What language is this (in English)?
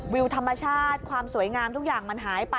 Thai